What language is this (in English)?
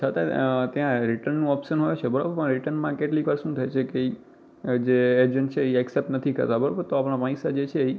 Gujarati